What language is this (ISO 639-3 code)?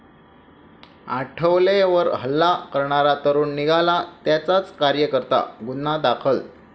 mar